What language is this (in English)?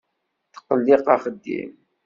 Kabyle